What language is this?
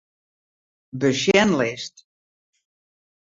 Western Frisian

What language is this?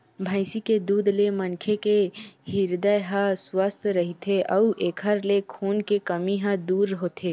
Chhattisgarhi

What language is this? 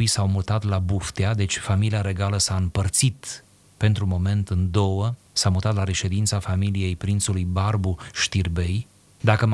Romanian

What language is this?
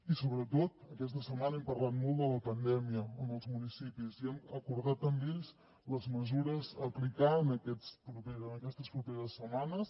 Catalan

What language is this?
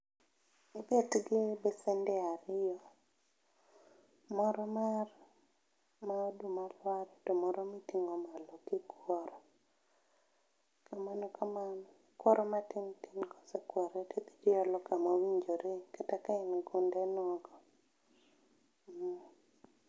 Luo (Kenya and Tanzania)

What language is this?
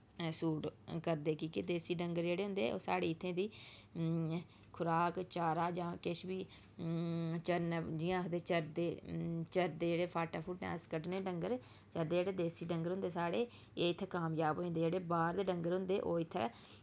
Dogri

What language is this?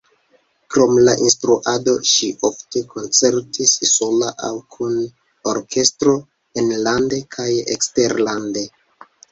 Esperanto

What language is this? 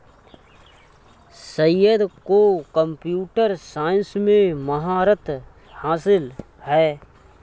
Hindi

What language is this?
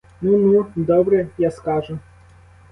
Ukrainian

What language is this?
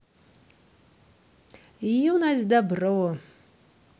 Russian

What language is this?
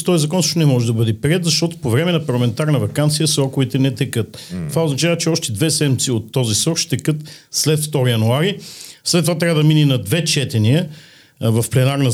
Bulgarian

